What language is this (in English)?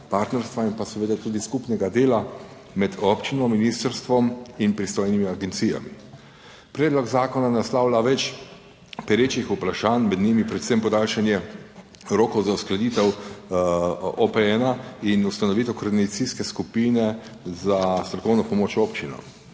Slovenian